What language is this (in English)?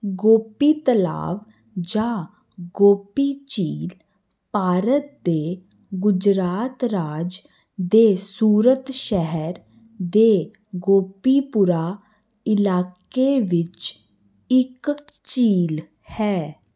Punjabi